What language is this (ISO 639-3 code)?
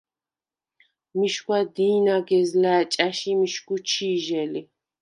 sva